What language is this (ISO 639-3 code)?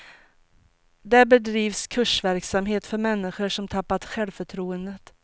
swe